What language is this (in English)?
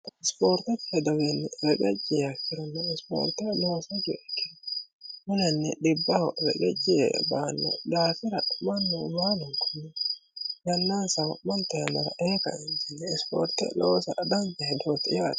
Sidamo